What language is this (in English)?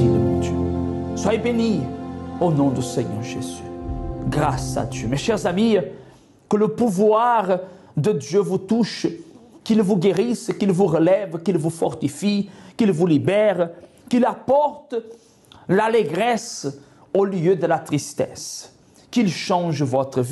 French